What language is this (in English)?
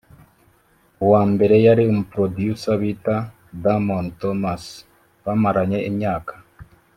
Kinyarwanda